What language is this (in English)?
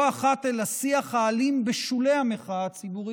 Hebrew